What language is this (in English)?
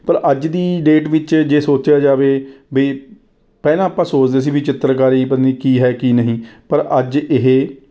Punjabi